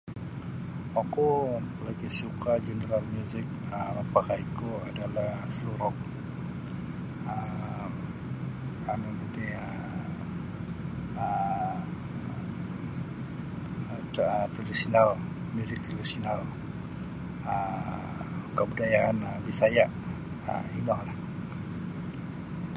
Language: Sabah Bisaya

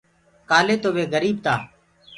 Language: Gurgula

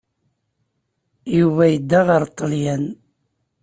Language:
Kabyle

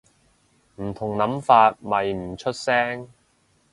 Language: Cantonese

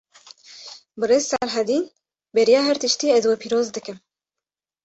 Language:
Kurdish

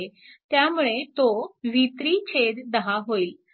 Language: Marathi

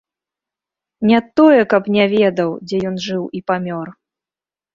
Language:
Belarusian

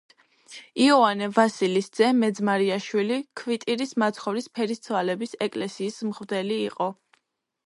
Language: Georgian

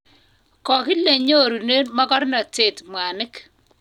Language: Kalenjin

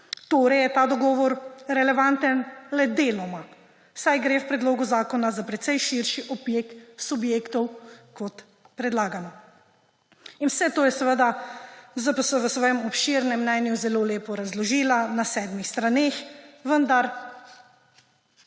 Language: Slovenian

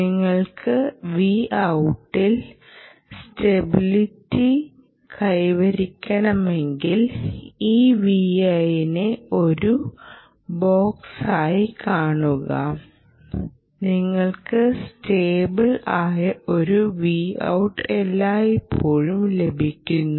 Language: Malayalam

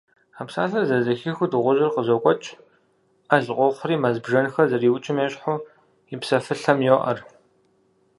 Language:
Kabardian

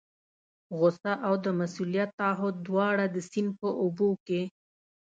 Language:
Pashto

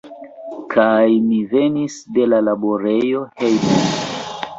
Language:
Esperanto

